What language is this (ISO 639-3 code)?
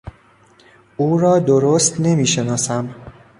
fas